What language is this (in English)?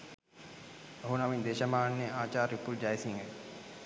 Sinhala